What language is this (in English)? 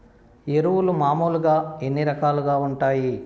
Telugu